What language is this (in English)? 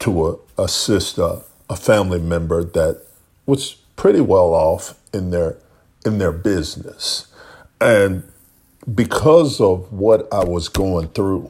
English